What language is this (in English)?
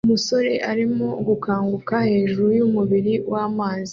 Kinyarwanda